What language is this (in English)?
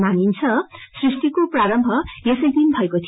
Nepali